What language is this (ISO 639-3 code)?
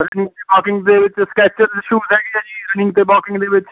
pan